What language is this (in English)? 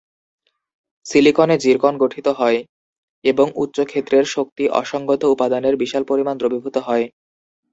Bangla